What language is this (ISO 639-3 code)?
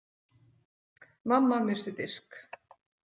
isl